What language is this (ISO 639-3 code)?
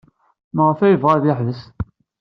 kab